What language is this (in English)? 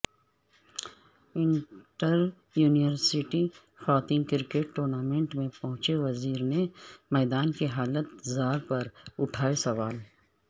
Urdu